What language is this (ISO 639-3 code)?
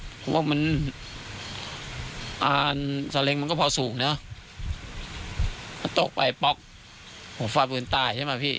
tha